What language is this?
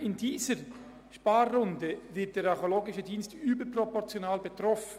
Swiss German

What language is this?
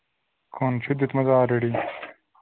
Kashmiri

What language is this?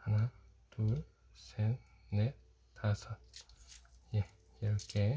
Korean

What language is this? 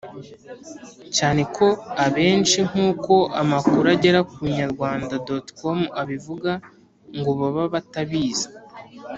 Kinyarwanda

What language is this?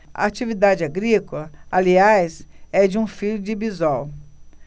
Portuguese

